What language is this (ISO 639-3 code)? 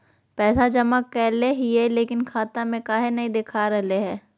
mag